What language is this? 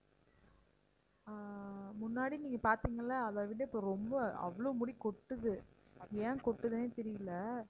Tamil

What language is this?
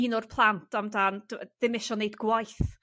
Welsh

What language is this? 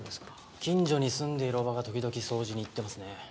Japanese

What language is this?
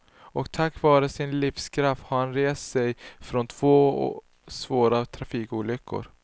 Swedish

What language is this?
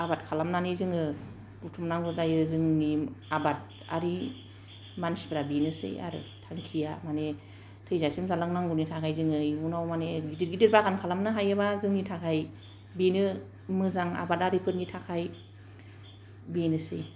Bodo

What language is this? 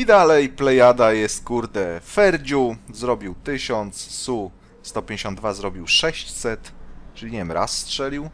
Polish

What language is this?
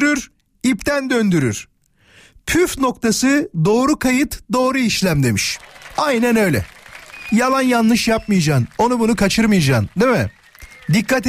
Turkish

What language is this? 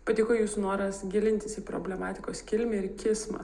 Lithuanian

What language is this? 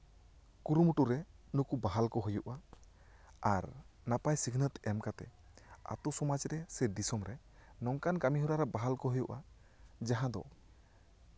Santali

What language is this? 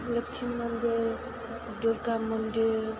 Bodo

